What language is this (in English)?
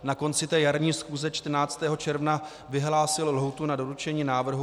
Czech